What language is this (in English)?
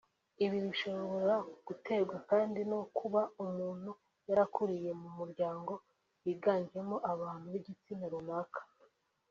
Kinyarwanda